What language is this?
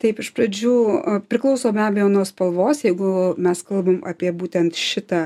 Lithuanian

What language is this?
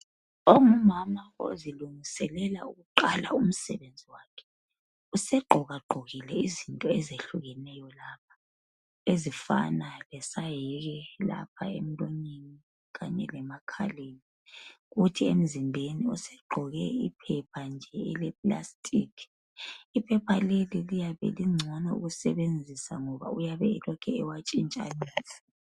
North Ndebele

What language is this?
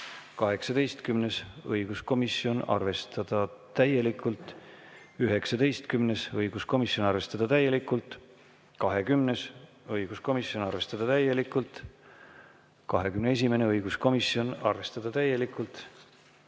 Estonian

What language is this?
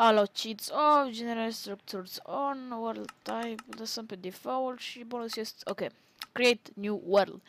Romanian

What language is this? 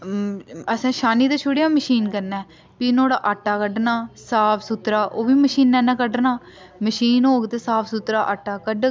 Dogri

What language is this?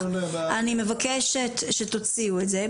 Hebrew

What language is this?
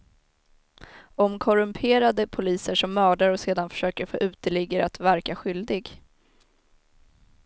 Swedish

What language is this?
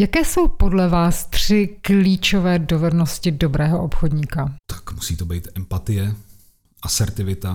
Czech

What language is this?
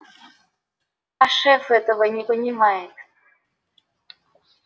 Russian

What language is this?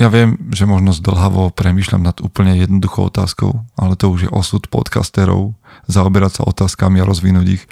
Slovak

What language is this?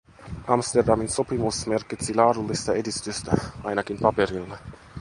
Finnish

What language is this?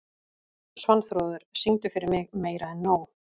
Icelandic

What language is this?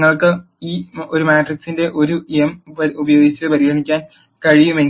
Malayalam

